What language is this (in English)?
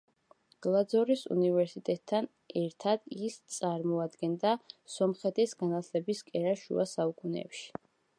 Georgian